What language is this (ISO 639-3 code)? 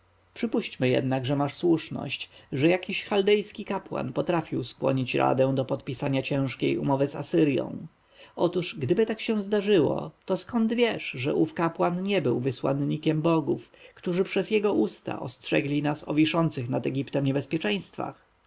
pol